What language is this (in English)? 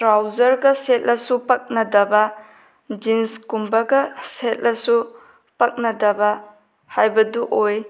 Manipuri